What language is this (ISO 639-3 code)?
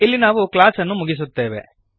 kan